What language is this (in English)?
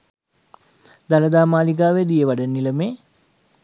Sinhala